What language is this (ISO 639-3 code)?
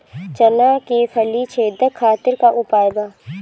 bho